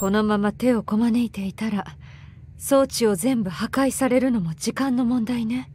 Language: Japanese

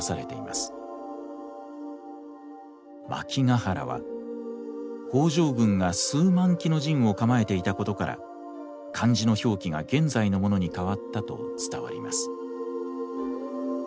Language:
Japanese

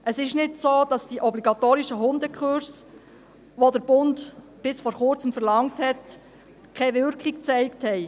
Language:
Swiss German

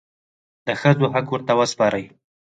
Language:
Pashto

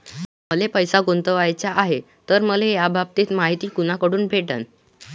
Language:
Marathi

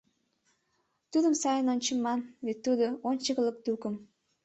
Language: Mari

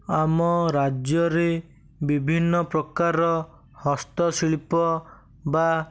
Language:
Odia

